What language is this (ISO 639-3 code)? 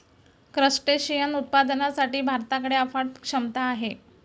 mar